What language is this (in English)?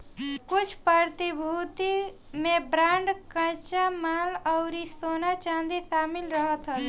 Bhojpuri